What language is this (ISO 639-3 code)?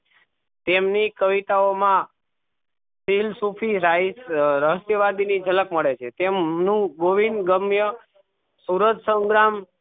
guj